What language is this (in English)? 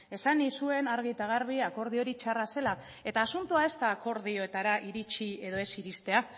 Basque